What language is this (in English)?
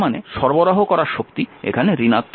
Bangla